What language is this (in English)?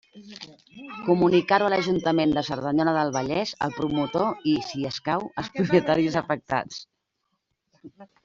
Catalan